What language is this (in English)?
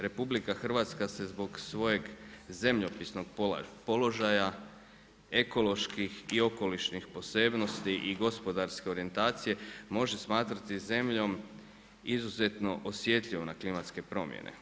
Croatian